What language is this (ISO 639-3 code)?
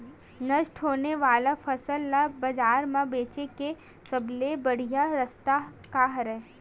hne